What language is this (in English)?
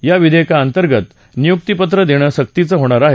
Marathi